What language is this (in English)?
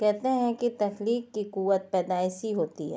Urdu